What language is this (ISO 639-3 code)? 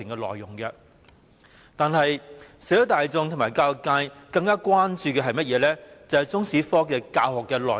yue